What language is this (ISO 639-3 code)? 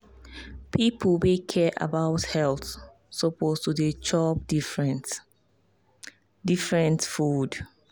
pcm